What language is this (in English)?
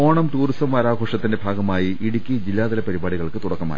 Malayalam